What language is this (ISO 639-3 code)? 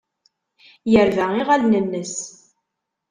kab